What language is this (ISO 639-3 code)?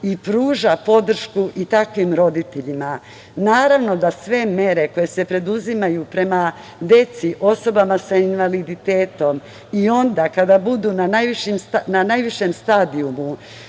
srp